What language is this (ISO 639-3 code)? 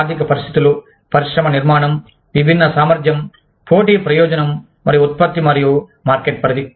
tel